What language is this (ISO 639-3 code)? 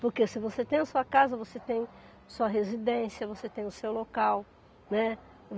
por